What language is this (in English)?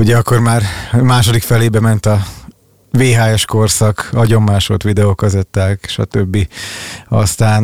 Hungarian